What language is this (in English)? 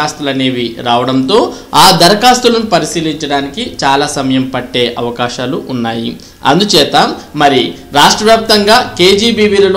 Hindi